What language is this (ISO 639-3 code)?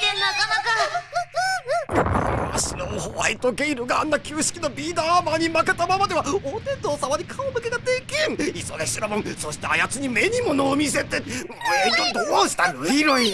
jpn